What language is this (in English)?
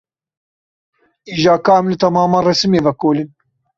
Kurdish